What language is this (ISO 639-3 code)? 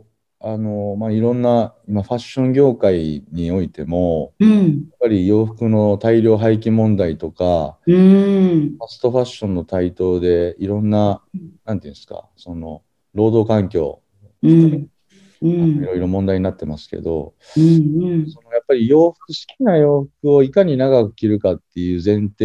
jpn